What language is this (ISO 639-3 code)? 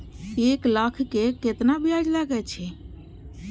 mai